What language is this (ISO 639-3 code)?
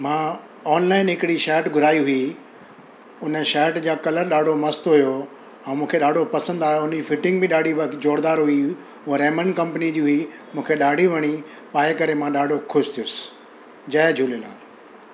snd